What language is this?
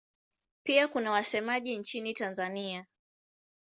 Swahili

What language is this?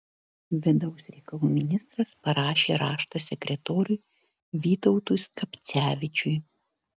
Lithuanian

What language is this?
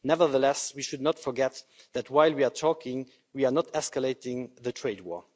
English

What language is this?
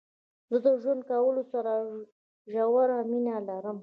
Pashto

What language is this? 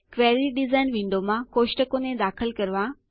Gujarati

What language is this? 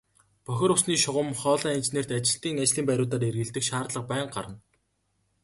Mongolian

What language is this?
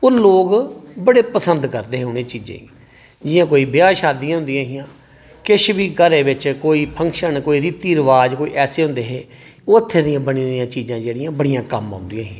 Dogri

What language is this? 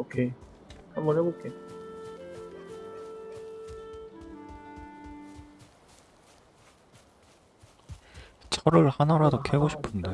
Korean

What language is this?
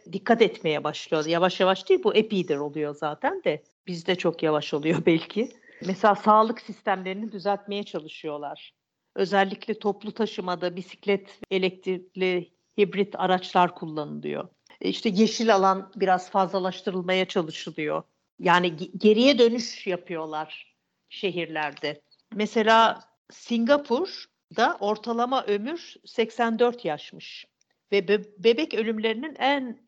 Turkish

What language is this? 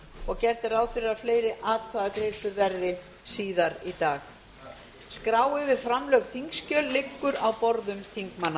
Icelandic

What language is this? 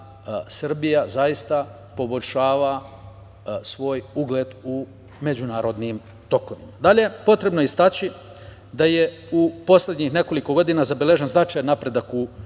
Serbian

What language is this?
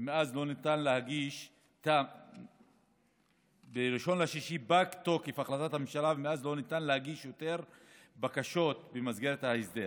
Hebrew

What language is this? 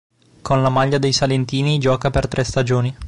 Italian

